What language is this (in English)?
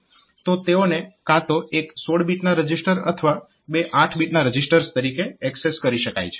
Gujarati